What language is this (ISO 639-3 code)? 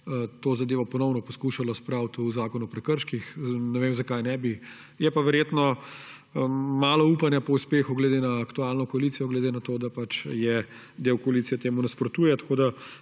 slv